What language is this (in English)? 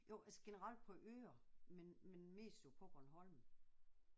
Danish